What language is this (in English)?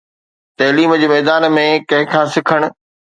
Sindhi